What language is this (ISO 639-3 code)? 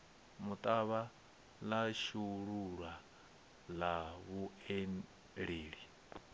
ven